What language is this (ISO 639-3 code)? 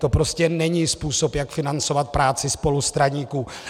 ces